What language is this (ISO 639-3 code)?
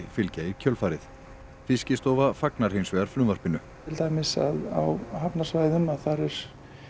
isl